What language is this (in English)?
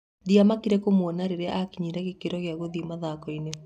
Kikuyu